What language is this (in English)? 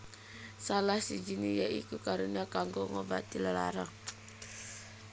Javanese